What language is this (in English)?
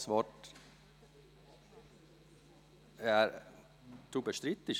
Swiss German